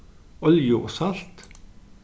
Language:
Faroese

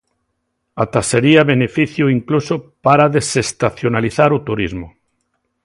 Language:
Galician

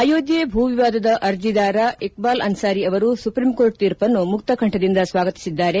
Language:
Kannada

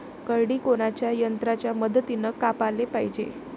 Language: Marathi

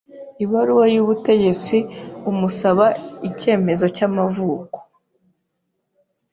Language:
Kinyarwanda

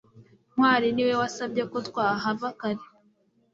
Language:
Kinyarwanda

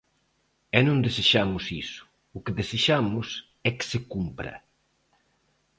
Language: Galician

